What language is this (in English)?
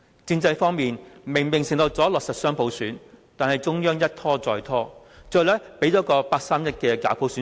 Cantonese